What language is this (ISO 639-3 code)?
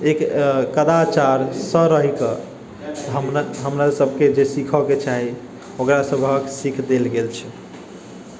mai